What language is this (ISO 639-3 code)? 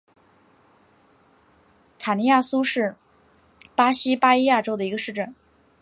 zho